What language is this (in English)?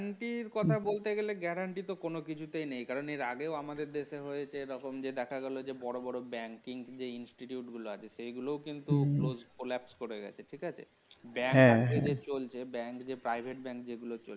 Bangla